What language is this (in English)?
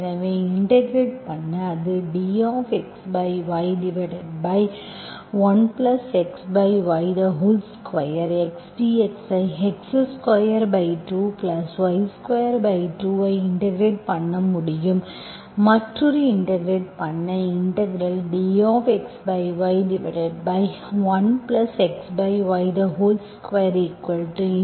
Tamil